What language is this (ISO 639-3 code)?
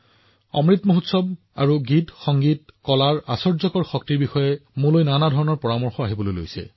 asm